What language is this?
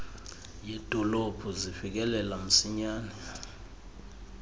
Xhosa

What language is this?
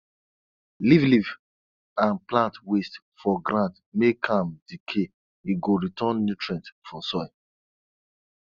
Nigerian Pidgin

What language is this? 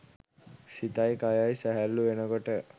Sinhala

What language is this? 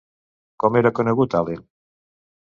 Catalan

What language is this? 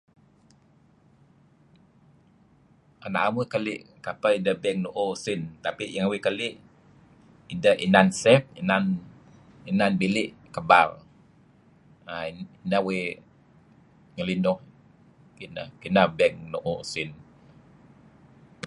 Kelabit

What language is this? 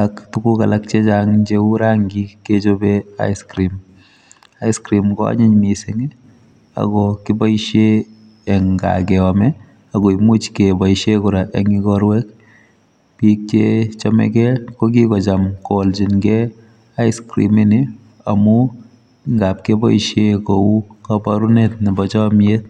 Kalenjin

